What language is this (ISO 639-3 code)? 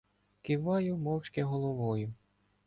ukr